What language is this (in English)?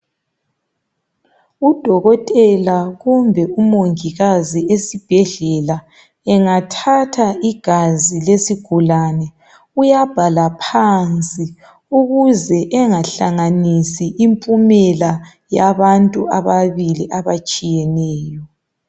North Ndebele